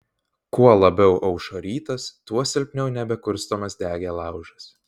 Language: Lithuanian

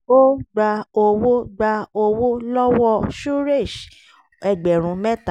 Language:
Yoruba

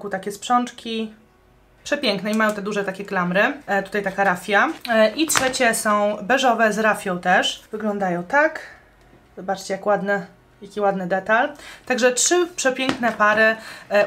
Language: Polish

